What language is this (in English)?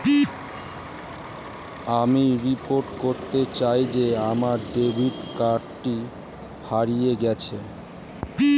Bangla